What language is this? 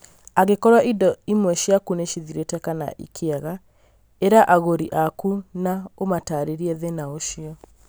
Kikuyu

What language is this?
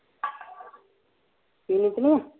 Punjabi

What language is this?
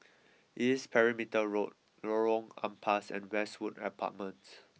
English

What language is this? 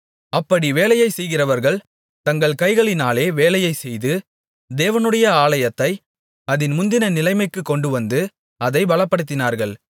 Tamil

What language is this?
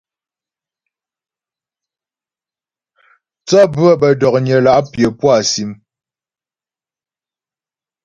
Ghomala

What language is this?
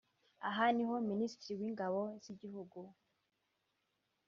Kinyarwanda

